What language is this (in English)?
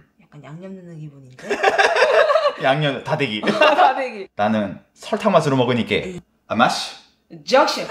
Korean